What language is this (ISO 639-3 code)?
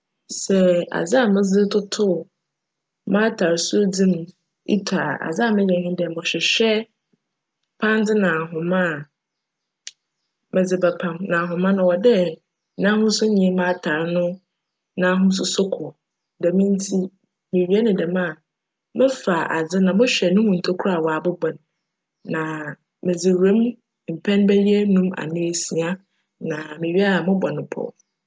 aka